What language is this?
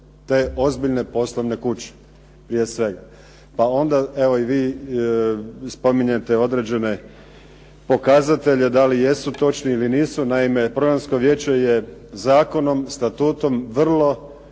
Croatian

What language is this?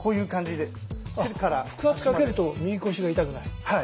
Japanese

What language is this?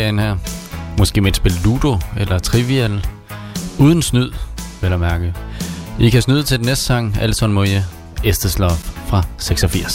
Danish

